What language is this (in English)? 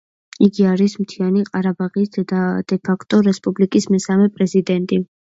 Georgian